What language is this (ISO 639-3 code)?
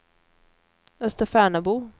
swe